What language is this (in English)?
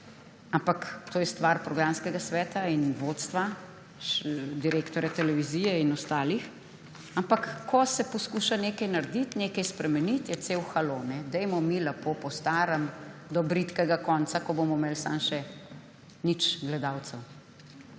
Slovenian